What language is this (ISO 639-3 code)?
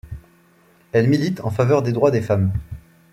fra